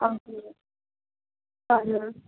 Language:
Nepali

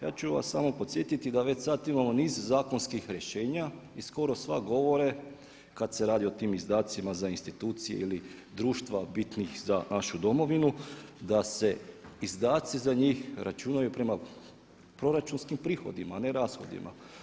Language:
Croatian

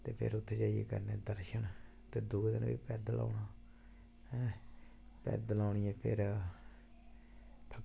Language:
Dogri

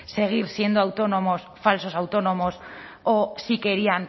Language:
Spanish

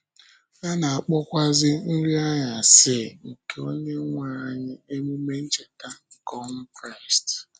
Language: Igbo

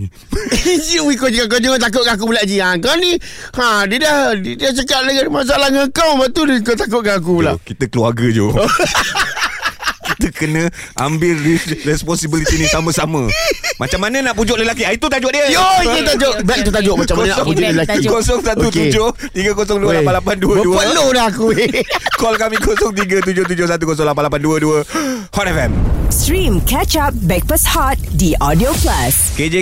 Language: Malay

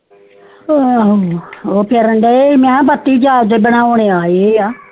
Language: Punjabi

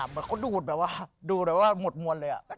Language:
Thai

